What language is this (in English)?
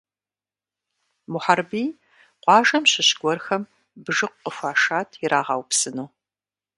Kabardian